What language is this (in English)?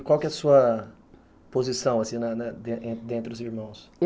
Portuguese